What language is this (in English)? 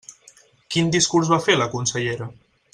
Catalan